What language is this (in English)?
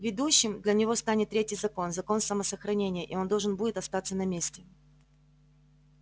Russian